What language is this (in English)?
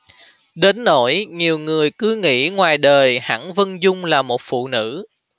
Vietnamese